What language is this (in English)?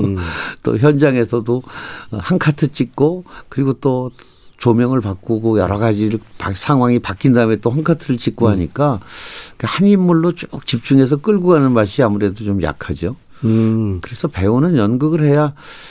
Korean